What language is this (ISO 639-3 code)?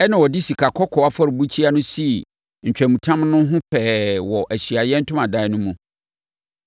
aka